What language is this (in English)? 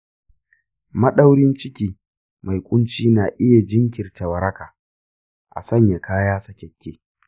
Hausa